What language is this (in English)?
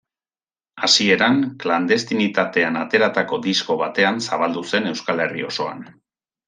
Basque